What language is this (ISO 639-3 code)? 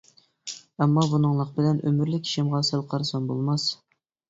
uig